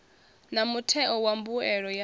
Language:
Venda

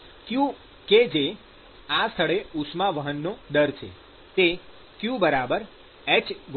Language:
Gujarati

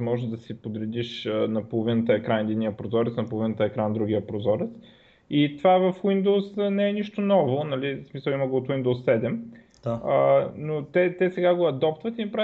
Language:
Bulgarian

